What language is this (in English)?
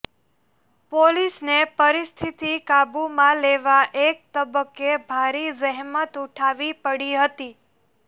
Gujarati